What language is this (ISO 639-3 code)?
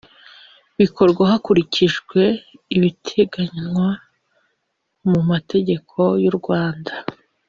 kin